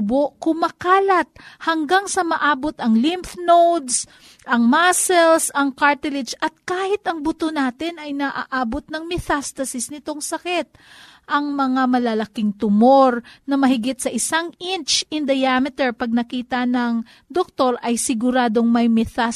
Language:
Filipino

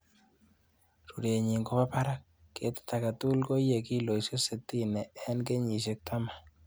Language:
Kalenjin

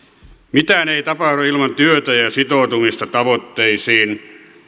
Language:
Finnish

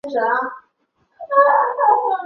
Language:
Chinese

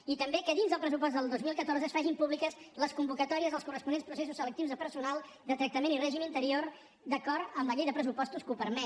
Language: Catalan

